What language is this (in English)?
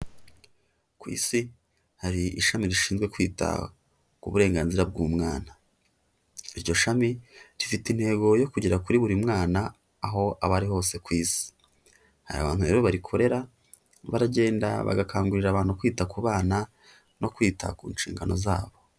Kinyarwanda